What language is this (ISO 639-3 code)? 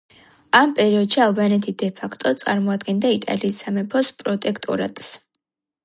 kat